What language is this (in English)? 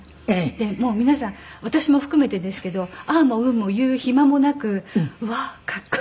Japanese